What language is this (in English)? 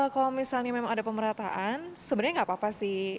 Indonesian